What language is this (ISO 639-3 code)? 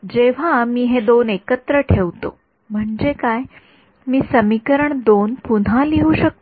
mar